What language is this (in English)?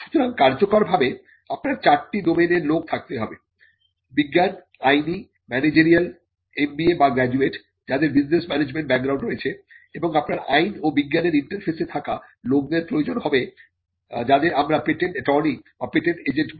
Bangla